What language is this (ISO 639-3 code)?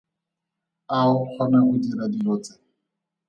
tsn